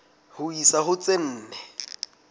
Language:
Southern Sotho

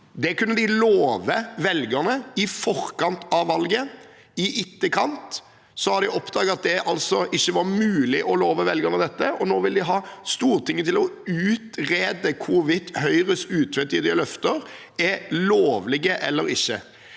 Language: Norwegian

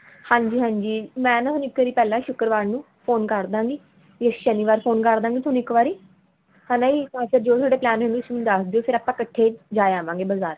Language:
Punjabi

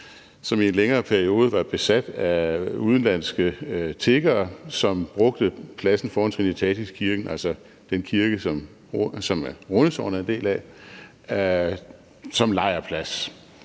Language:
Danish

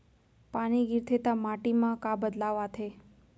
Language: Chhattisgarhi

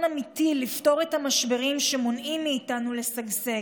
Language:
Hebrew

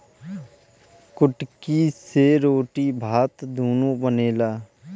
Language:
Bhojpuri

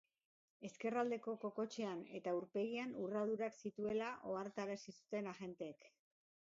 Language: Basque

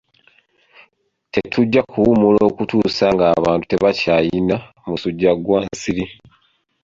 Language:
Ganda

